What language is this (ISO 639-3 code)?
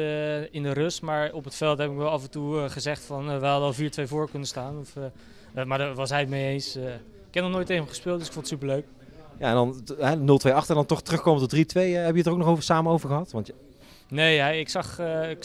nld